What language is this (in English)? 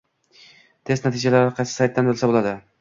Uzbek